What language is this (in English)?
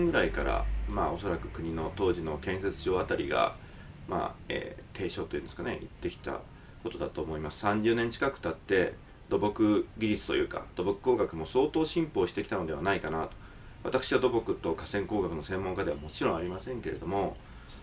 Japanese